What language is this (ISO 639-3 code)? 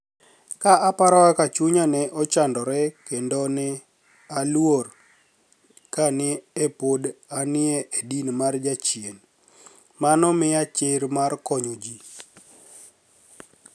luo